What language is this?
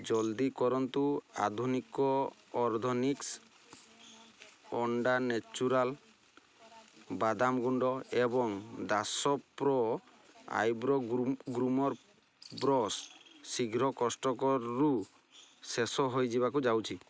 Odia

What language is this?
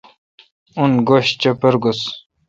Kalkoti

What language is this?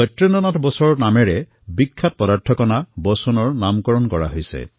Assamese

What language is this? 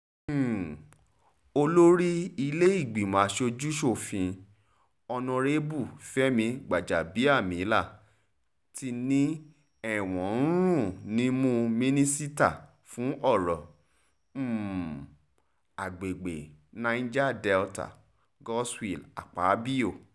Yoruba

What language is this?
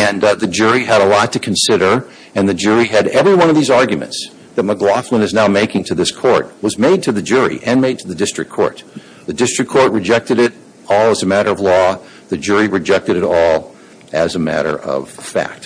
English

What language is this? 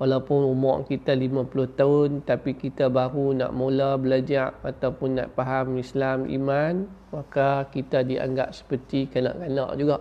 Malay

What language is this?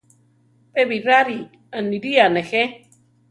Central Tarahumara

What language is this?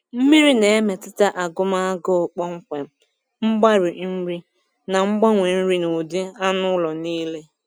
Igbo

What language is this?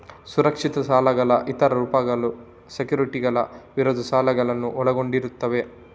Kannada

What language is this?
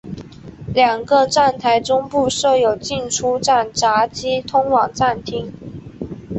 Chinese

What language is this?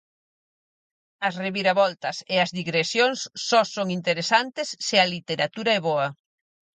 Galician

